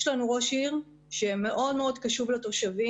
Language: Hebrew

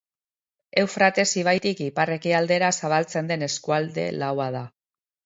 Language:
Basque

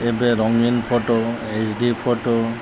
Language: Odia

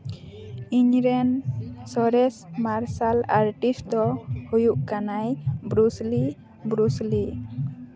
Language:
Santali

